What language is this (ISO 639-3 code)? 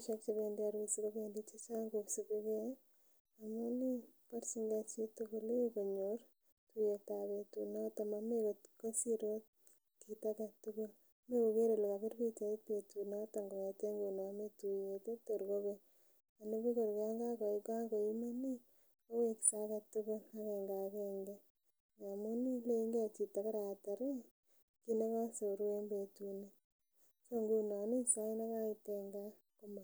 kln